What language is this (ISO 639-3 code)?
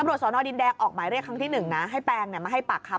tha